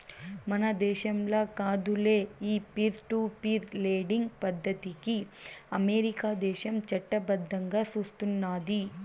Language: Telugu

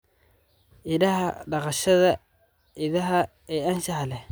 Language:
Somali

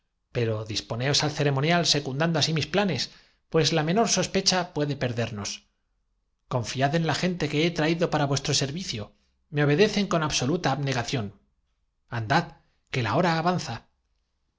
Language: Spanish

